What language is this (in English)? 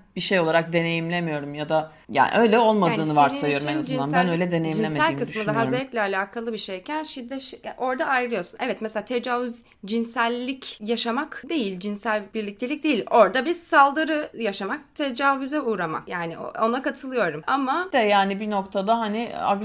Turkish